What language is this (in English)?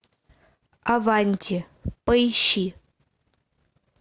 Russian